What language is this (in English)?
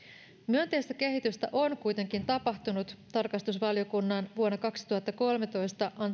Finnish